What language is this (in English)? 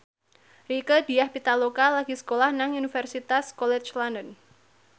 Javanese